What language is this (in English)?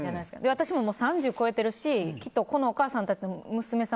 Japanese